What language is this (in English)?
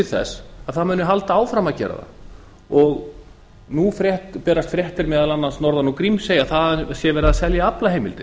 Icelandic